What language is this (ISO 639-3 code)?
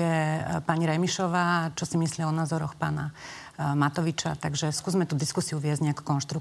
slk